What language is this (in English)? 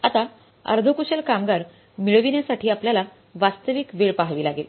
Marathi